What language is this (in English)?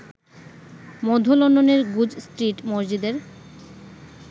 Bangla